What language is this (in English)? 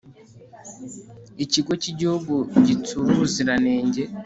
Kinyarwanda